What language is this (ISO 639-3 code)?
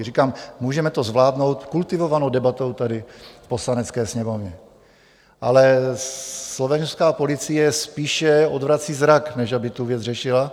ces